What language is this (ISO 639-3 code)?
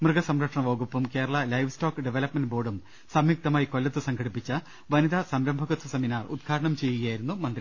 mal